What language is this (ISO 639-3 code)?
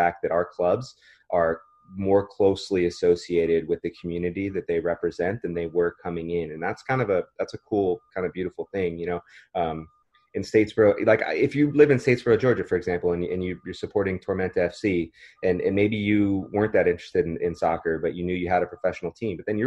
eng